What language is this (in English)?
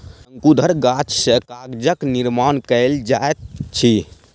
Maithili